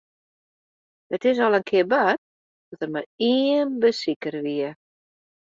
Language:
Western Frisian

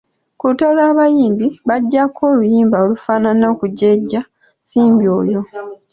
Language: Ganda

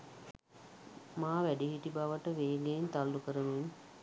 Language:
Sinhala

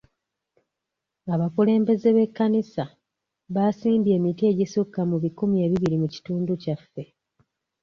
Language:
Ganda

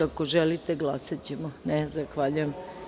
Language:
Serbian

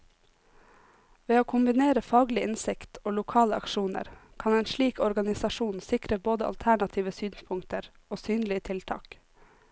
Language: Norwegian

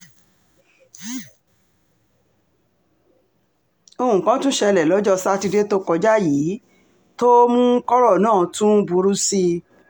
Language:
Yoruba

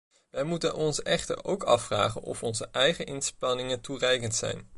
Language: Dutch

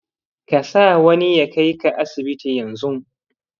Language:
Hausa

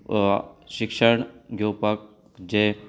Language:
Konkani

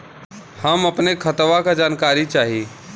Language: Bhojpuri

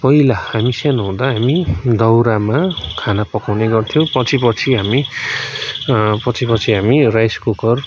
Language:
Nepali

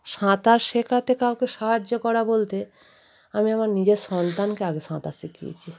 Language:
Bangla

